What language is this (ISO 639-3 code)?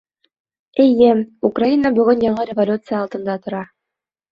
bak